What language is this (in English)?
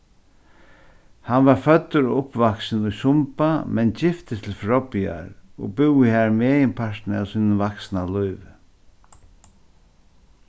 Faroese